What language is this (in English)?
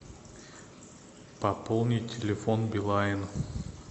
Russian